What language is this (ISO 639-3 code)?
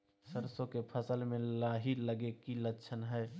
mag